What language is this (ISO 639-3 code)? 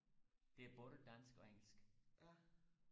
dan